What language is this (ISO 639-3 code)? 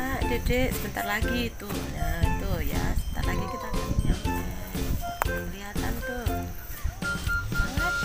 ind